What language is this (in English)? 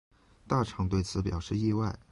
Chinese